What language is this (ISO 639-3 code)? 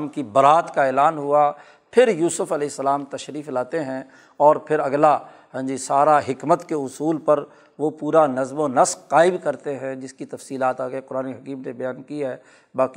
urd